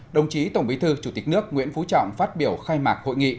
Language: Vietnamese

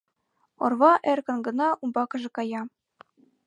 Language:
Mari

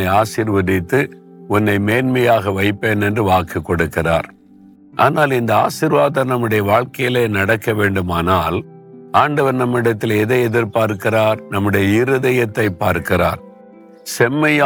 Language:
Tamil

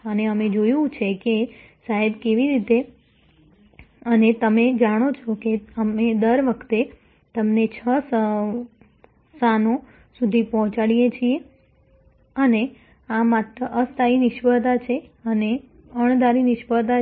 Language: Gujarati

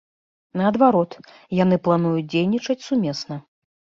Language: Belarusian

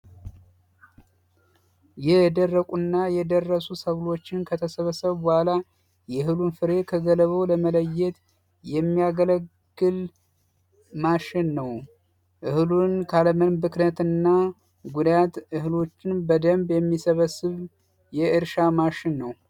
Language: Amharic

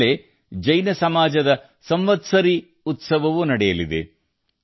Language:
Kannada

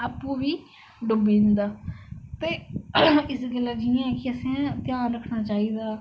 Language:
Dogri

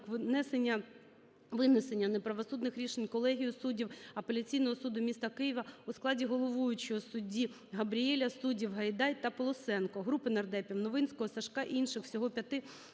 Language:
Ukrainian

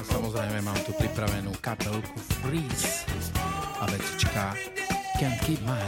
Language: Slovak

